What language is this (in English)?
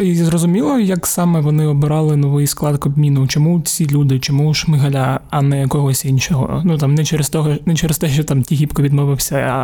Ukrainian